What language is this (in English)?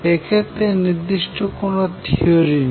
Bangla